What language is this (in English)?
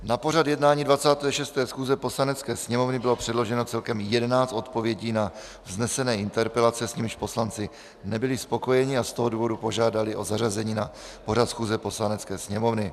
Czech